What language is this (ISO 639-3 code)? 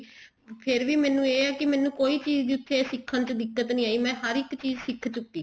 pan